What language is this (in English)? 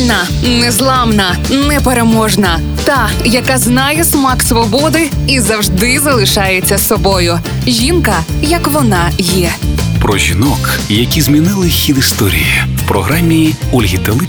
Ukrainian